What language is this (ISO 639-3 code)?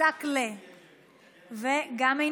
heb